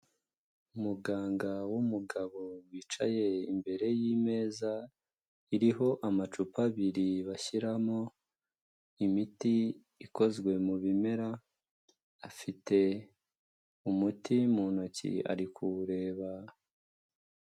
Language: Kinyarwanda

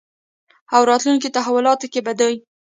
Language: Pashto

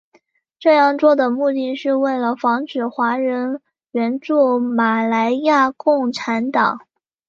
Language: Chinese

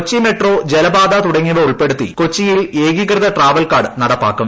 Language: Malayalam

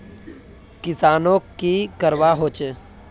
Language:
Magahi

